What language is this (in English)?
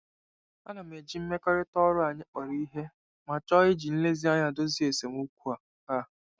Igbo